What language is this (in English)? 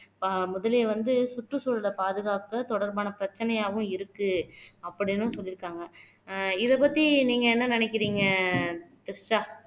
Tamil